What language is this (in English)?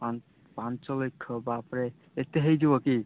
Odia